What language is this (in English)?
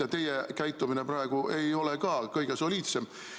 Estonian